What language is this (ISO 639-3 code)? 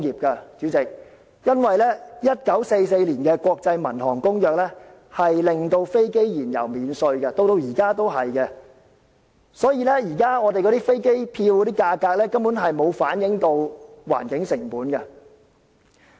yue